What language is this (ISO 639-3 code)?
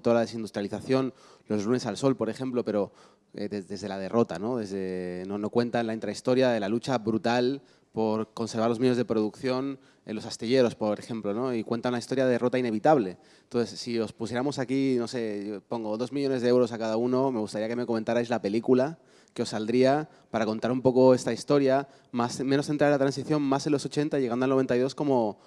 spa